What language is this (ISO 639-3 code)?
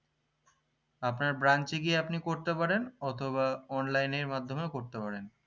ben